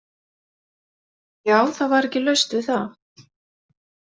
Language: Icelandic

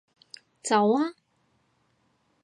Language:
Cantonese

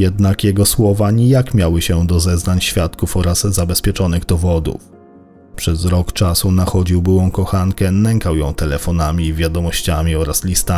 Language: Polish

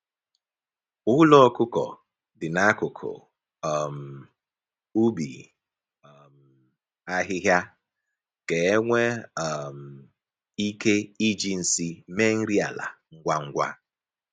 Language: Igbo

